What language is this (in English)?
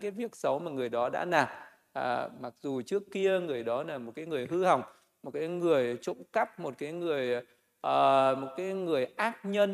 Vietnamese